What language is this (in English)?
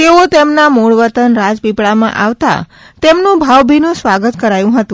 Gujarati